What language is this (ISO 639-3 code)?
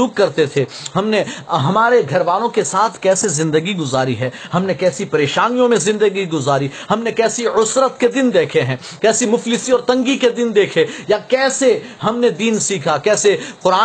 urd